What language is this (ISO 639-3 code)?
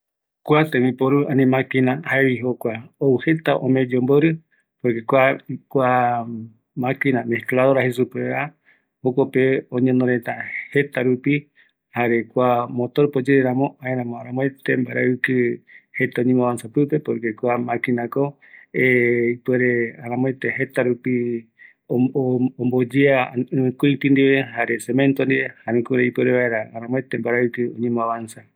gui